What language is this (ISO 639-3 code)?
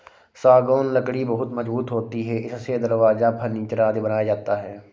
hin